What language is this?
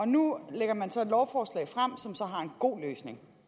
Danish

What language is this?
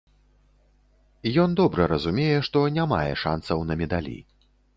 Belarusian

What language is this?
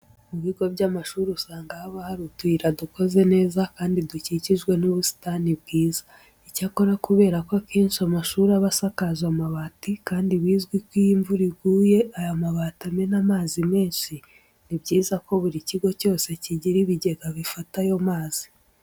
Kinyarwanda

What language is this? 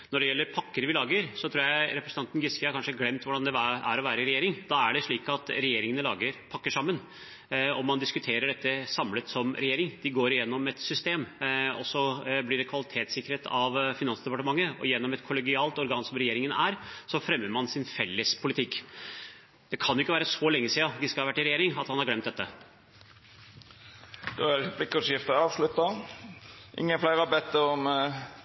Norwegian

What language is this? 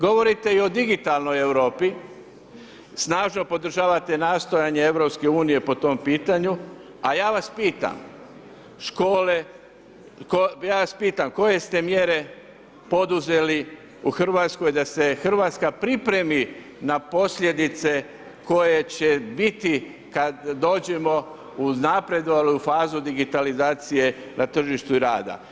Croatian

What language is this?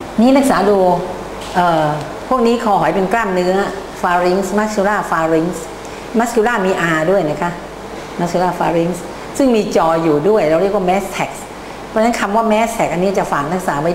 Thai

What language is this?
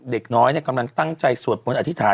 Thai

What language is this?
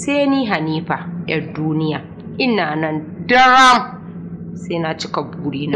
Arabic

